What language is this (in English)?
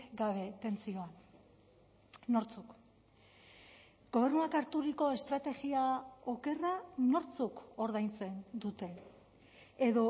Basque